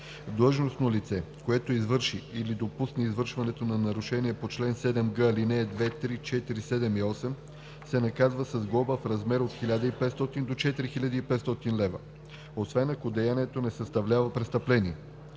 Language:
Bulgarian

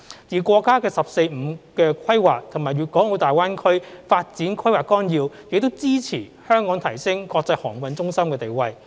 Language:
Cantonese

